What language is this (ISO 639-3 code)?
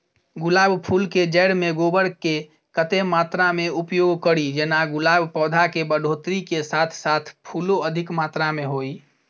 mai